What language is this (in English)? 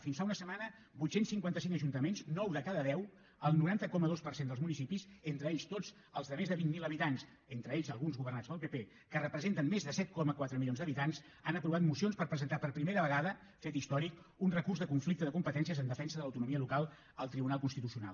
Catalan